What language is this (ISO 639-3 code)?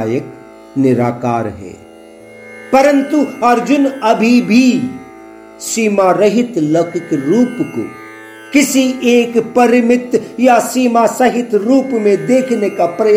hin